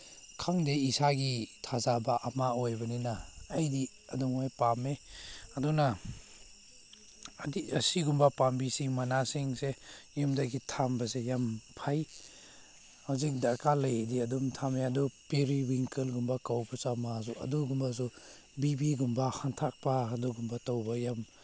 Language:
Manipuri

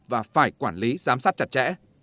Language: Vietnamese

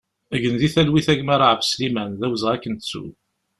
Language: Kabyle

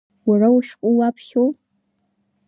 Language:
Abkhazian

